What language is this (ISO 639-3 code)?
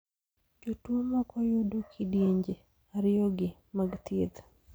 luo